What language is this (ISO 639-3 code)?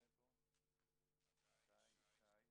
heb